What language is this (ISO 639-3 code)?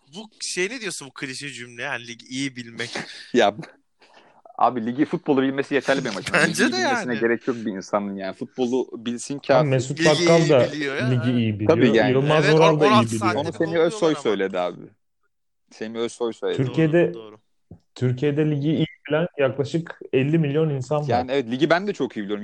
tur